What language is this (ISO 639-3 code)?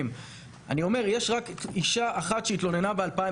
heb